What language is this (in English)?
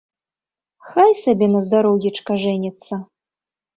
Belarusian